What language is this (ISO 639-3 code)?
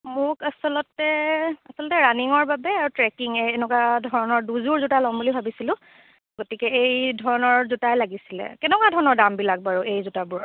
asm